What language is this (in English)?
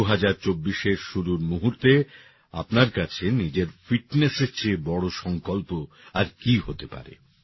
Bangla